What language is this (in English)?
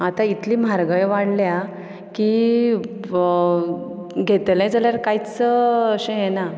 Konkani